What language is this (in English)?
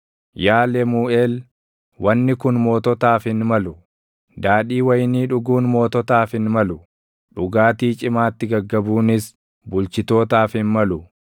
Oromo